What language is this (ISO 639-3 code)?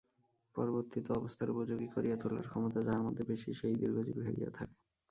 ben